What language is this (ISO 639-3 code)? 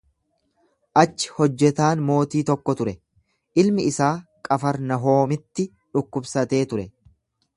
orm